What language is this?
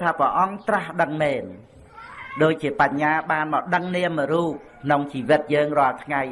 Vietnamese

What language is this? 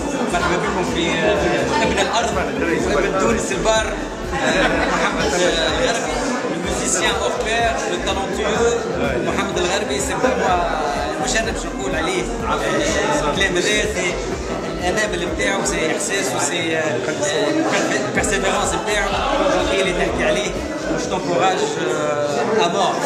Russian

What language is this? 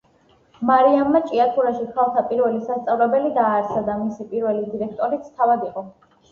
Georgian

